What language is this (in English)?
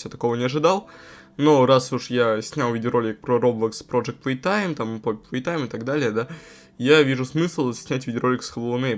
Russian